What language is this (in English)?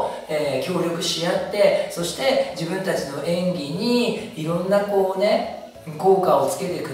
Japanese